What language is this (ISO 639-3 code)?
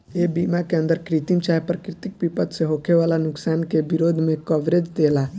bho